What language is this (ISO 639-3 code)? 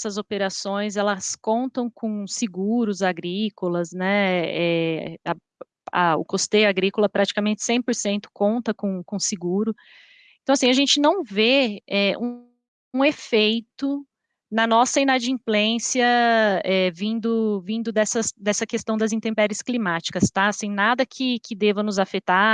por